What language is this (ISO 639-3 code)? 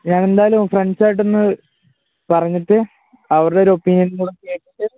mal